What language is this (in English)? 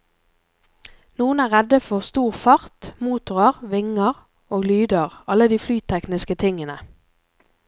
Norwegian